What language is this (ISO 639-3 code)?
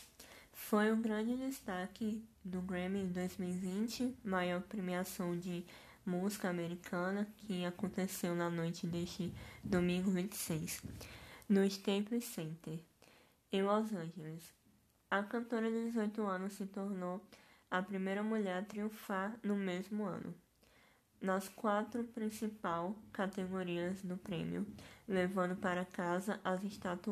por